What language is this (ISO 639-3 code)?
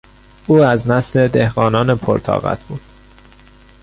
fas